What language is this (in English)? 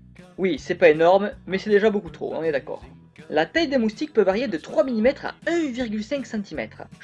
French